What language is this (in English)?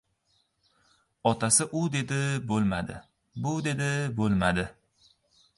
Uzbek